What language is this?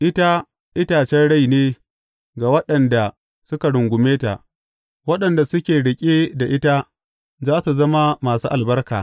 Hausa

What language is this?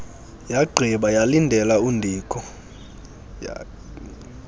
Xhosa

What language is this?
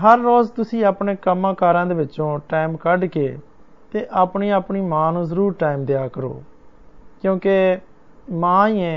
Hindi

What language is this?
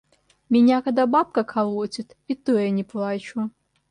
Russian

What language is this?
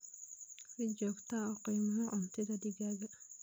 Somali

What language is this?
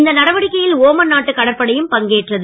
Tamil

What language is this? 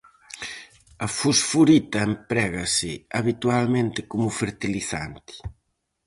Galician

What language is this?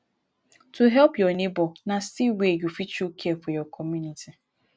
Nigerian Pidgin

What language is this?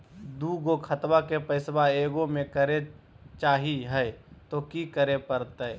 Magahi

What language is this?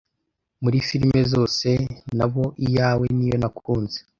Kinyarwanda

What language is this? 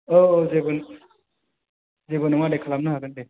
Bodo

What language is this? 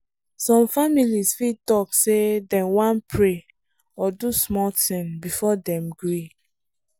Nigerian Pidgin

